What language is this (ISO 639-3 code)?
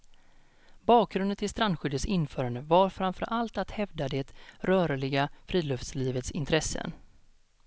swe